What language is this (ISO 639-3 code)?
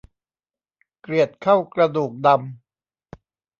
tha